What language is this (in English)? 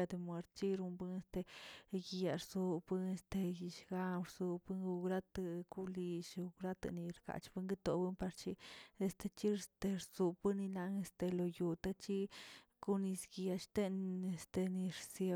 Tilquiapan Zapotec